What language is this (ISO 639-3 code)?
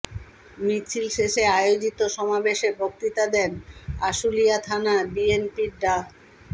ben